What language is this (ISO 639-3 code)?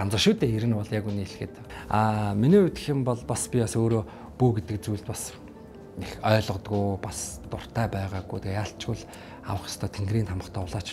tur